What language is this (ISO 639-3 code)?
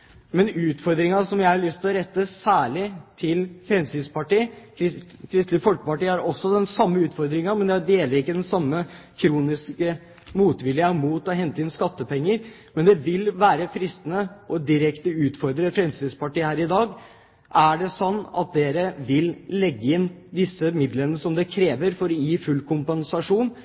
nob